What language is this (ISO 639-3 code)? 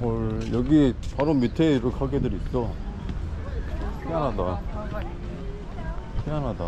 kor